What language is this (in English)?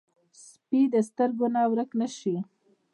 Pashto